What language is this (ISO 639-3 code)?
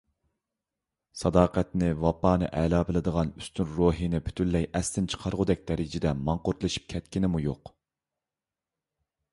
uig